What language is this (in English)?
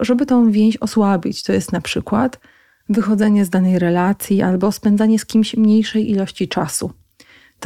Polish